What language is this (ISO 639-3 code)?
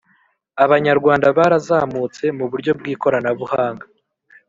kin